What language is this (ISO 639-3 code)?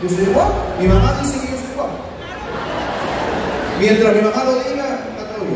spa